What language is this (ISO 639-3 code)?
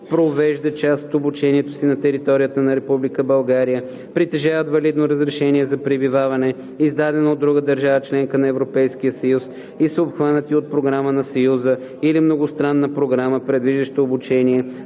bul